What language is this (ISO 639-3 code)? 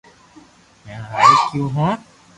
lrk